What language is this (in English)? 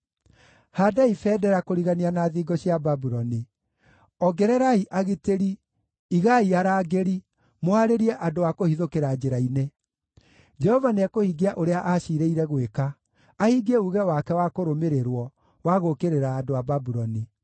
Kikuyu